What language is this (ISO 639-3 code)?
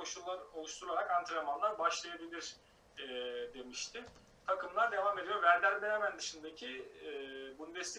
tur